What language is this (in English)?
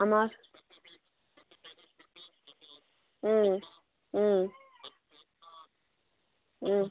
Bangla